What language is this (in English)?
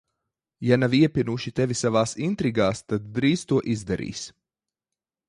Latvian